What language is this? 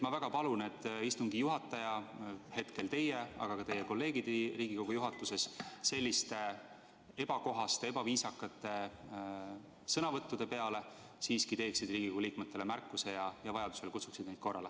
Estonian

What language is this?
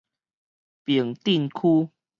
Min Nan Chinese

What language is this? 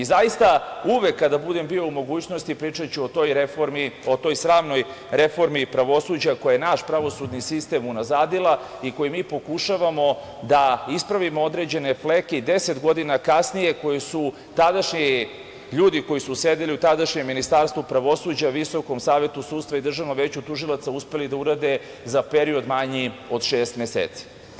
Serbian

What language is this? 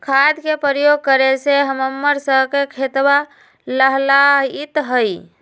Magahi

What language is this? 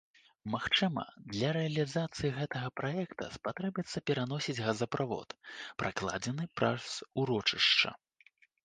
Belarusian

